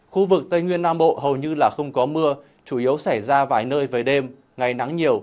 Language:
Vietnamese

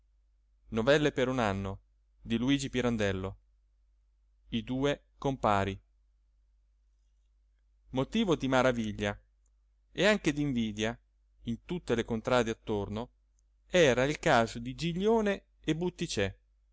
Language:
Italian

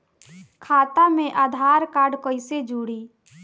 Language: Bhojpuri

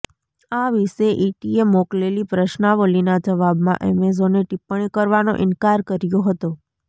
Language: Gujarati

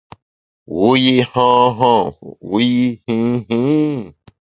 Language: Bamun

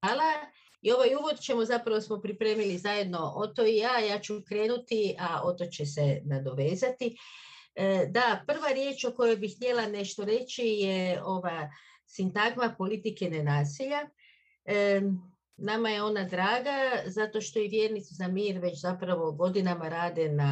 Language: Croatian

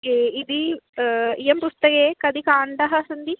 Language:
Sanskrit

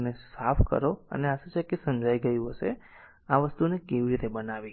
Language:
Gujarati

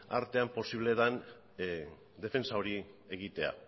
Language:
Basque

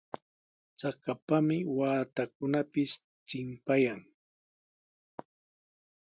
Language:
Sihuas Ancash Quechua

